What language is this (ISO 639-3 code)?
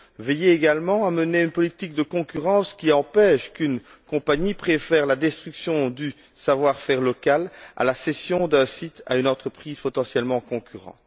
fra